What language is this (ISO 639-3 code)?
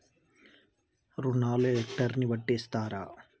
tel